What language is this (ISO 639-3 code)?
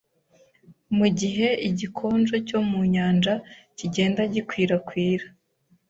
kin